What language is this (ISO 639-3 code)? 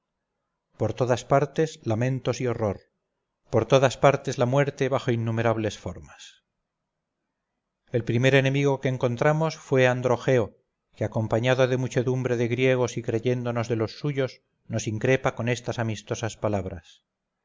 spa